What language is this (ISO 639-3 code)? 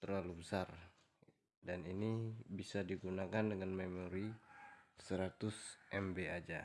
ind